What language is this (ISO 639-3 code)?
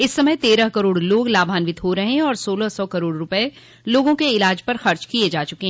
hin